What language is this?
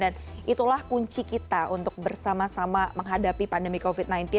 Indonesian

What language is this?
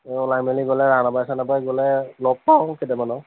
Assamese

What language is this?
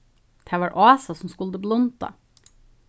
Faroese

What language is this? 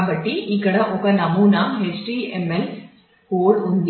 Telugu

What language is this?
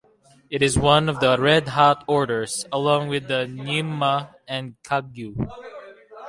English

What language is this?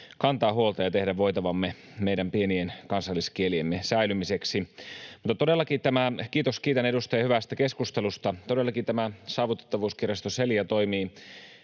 Finnish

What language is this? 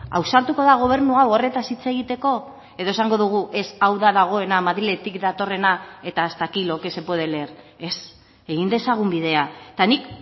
Basque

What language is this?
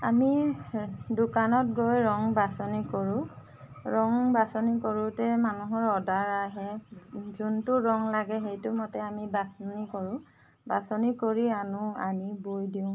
Assamese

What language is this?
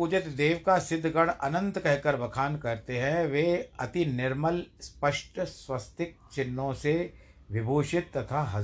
Hindi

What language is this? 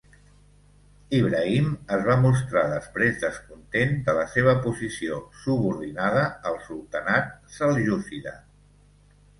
Catalan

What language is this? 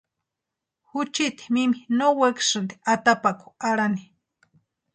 Western Highland Purepecha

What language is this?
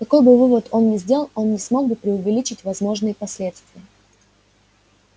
Russian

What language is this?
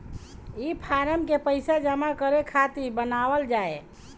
Bhojpuri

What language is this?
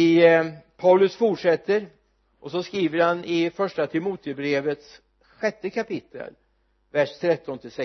Swedish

